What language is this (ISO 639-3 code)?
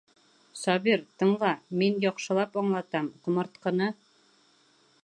bak